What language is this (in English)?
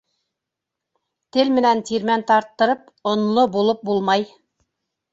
Bashkir